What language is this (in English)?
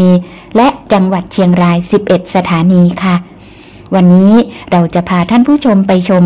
Thai